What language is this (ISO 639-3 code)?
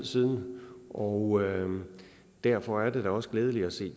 dan